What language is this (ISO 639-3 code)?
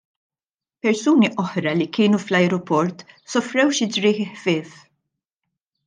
mlt